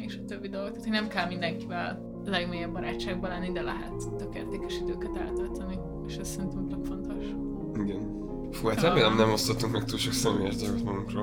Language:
Hungarian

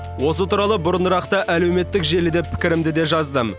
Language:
Kazakh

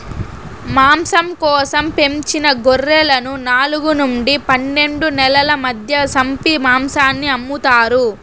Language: Telugu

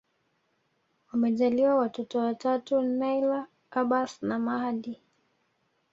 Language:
Swahili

